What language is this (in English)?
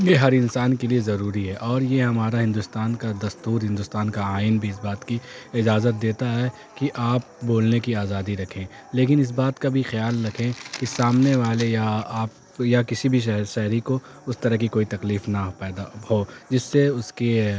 Urdu